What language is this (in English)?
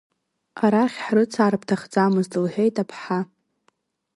Abkhazian